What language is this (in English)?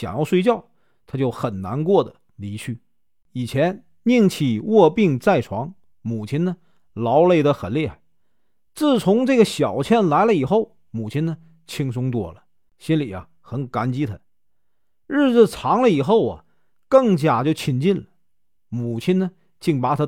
Chinese